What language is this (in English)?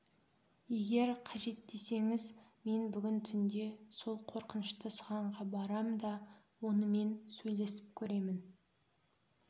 Kazakh